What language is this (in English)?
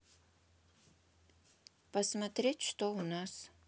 Russian